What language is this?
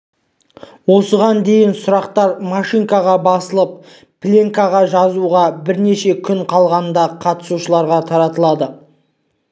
Kazakh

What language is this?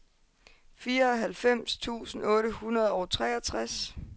Danish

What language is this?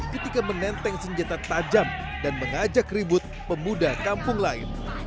Indonesian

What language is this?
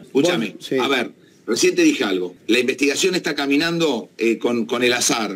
Spanish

